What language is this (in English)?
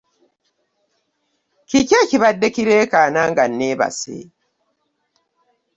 Ganda